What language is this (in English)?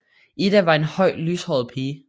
Danish